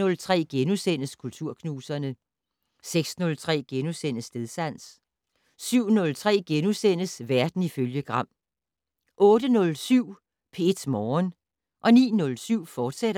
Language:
Danish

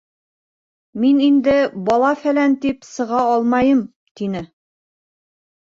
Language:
Bashkir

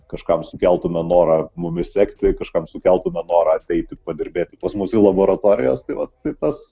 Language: Lithuanian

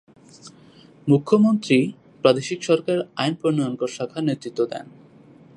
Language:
Bangla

